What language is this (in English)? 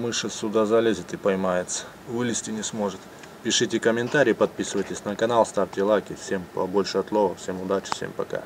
Russian